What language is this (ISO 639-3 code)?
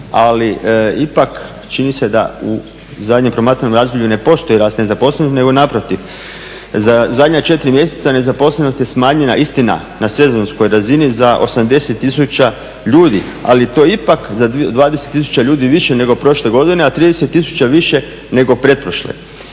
hrv